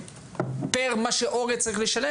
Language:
Hebrew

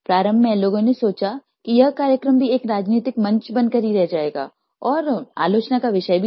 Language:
Hindi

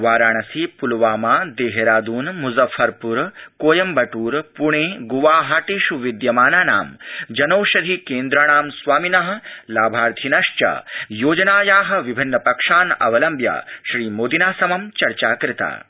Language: Sanskrit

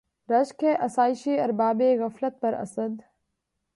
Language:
Urdu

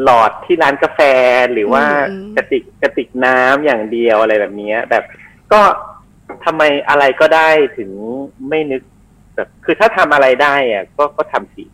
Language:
Thai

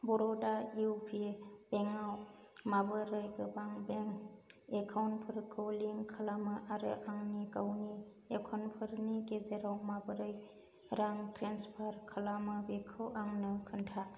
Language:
Bodo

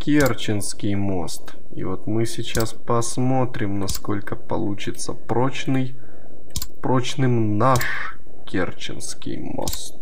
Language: Russian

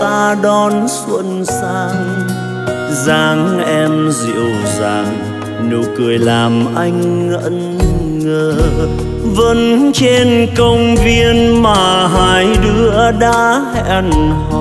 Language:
Vietnamese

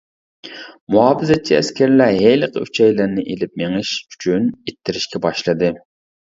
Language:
Uyghur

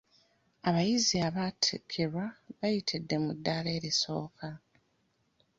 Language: Ganda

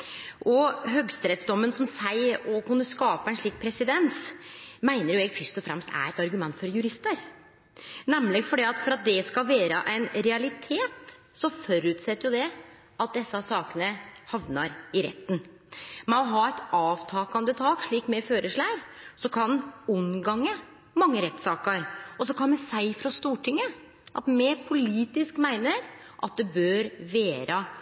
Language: Norwegian Nynorsk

